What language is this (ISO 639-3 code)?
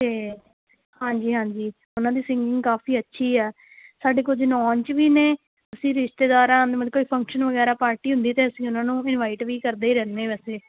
pan